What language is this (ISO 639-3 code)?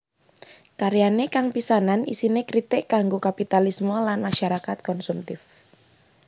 jav